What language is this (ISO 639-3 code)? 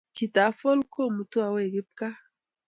kln